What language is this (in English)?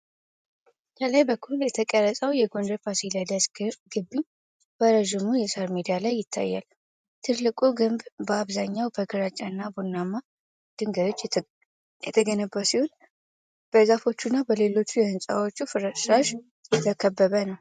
Amharic